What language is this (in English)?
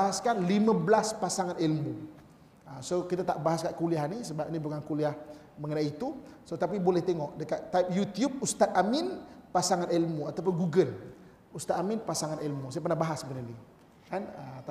Malay